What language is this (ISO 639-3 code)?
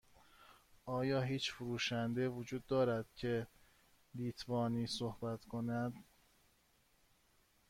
fas